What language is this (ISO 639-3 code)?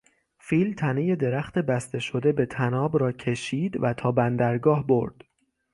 fas